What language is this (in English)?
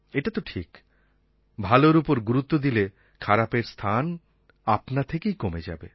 Bangla